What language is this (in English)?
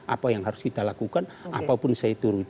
Indonesian